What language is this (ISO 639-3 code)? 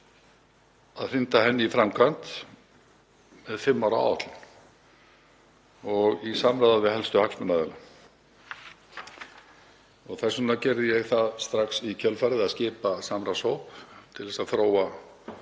isl